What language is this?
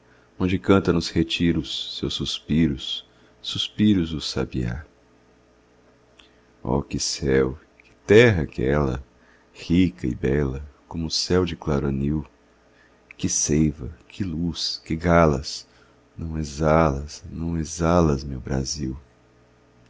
Portuguese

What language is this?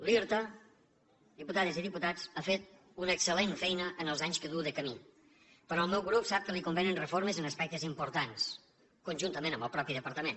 Catalan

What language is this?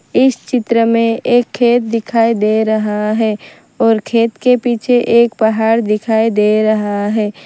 Hindi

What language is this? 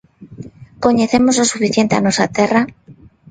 Galician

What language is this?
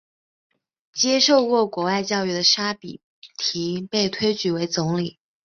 Chinese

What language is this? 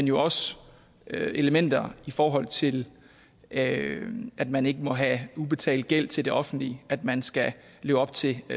Danish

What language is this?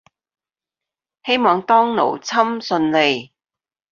Cantonese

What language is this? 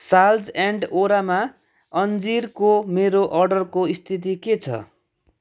Nepali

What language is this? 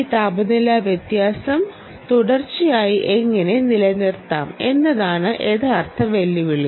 Malayalam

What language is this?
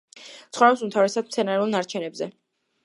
Georgian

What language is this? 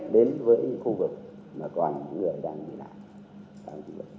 Vietnamese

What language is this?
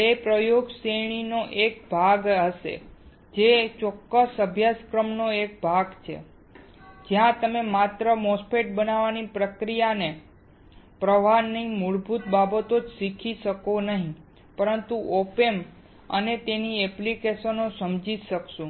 Gujarati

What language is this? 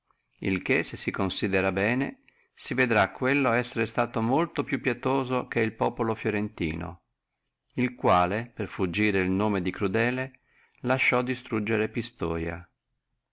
Italian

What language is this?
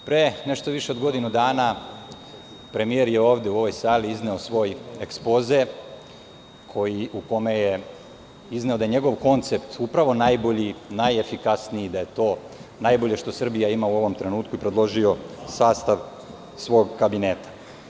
Serbian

